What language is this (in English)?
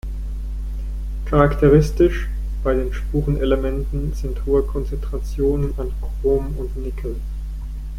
German